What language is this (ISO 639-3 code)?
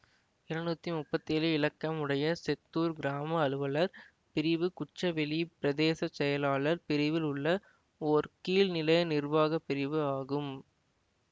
tam